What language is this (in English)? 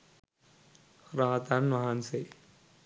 Sinhala